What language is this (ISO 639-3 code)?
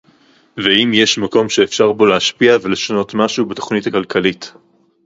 heb